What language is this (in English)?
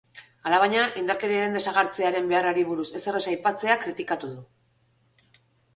Basque